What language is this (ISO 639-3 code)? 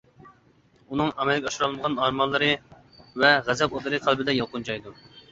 uig